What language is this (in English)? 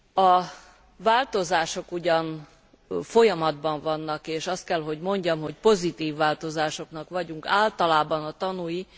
Hungarian